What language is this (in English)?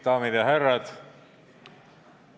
Estonian